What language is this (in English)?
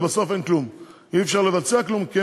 Hebrew